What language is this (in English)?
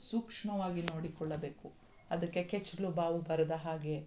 Kannada